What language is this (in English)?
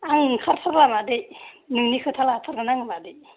Bodo